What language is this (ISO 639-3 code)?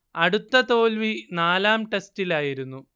mal